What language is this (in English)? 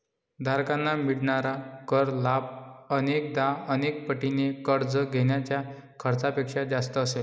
Marathi